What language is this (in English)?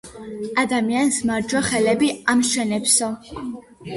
Georgian